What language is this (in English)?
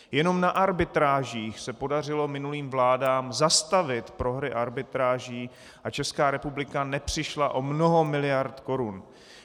Czech